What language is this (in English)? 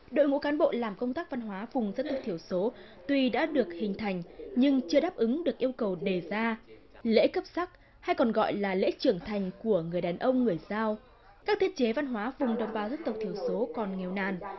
Vietnamese